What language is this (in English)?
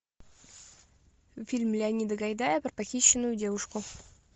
Russian